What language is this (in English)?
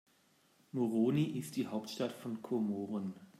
German